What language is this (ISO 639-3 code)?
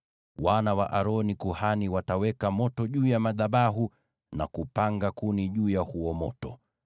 swa